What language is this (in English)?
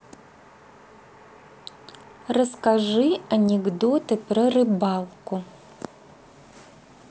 Russian